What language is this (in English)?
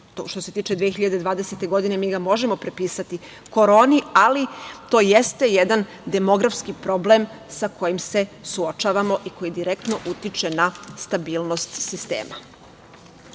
Serbian